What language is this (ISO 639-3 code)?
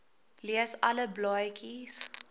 afr